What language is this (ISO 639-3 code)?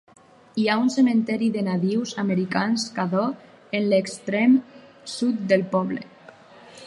cat